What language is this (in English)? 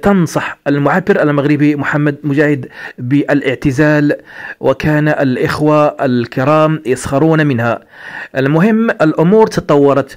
Arabic